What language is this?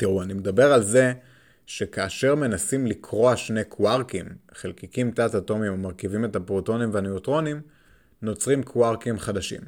Hebrew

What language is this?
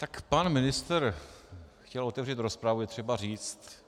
Czech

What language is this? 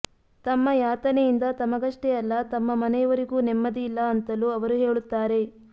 Kannada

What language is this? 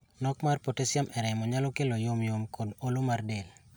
Luo (Kenya and Tanzania)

